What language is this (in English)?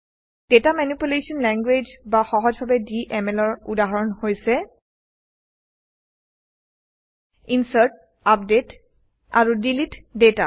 Assamese